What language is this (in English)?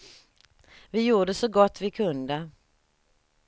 Swedish